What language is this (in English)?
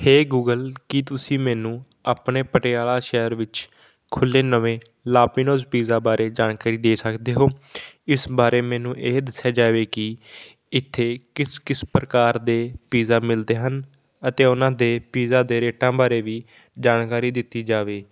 Punjabi